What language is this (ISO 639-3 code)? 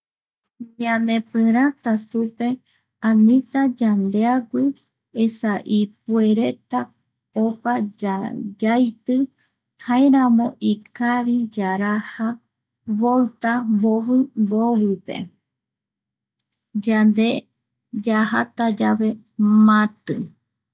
gui